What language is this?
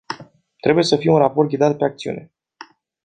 Romanian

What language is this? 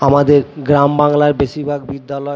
Bangla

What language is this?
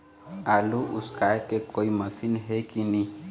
Chhattisgarhi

